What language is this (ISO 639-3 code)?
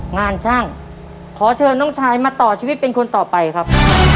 tha